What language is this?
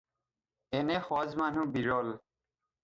Assamese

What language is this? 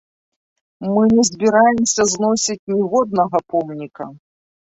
Belarusian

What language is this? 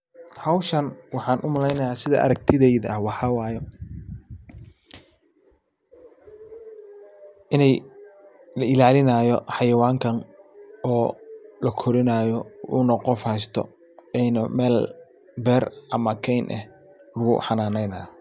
Somali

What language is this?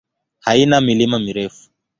Swahili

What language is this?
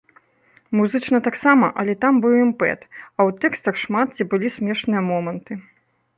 Belarusian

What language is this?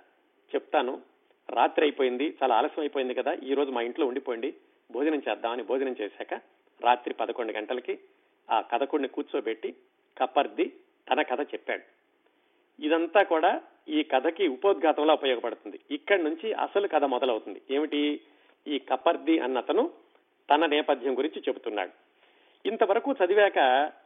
Telugu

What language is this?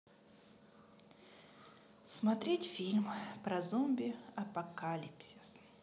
Russian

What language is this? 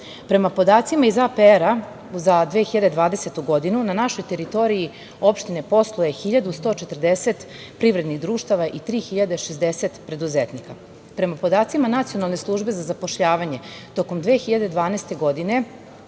Serbian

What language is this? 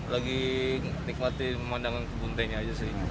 Indonesian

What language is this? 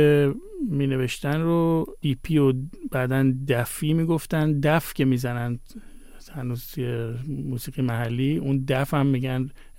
Persian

